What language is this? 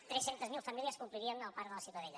Catalan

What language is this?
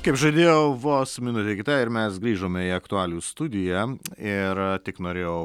Lithuanian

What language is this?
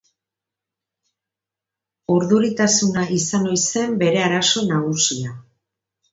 Basque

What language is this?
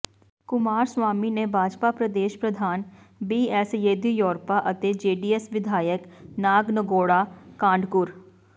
Punjabi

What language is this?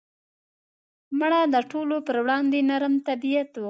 Pashto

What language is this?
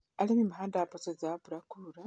Kikuyu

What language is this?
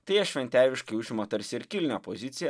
Lithuanian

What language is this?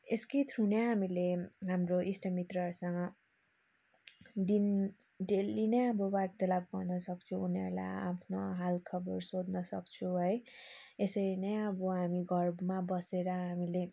Nepali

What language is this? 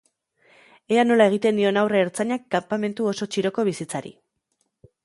Basque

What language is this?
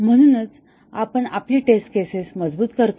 Marathi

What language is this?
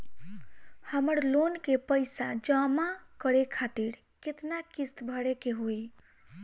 Bhojpuri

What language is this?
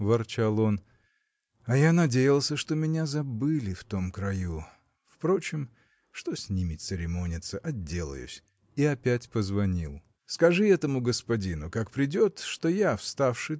Russian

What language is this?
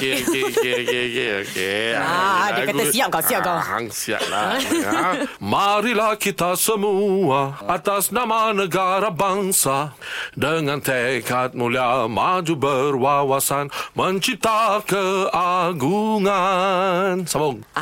Malay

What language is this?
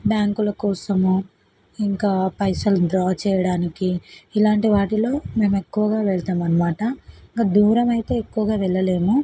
Telugu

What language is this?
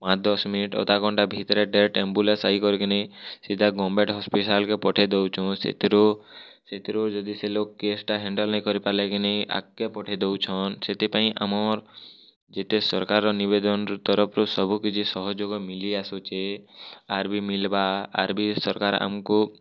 Odia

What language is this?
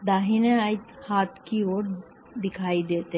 Hindi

